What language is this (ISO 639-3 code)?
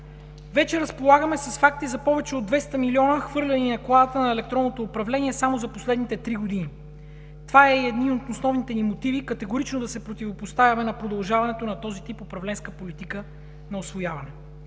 bul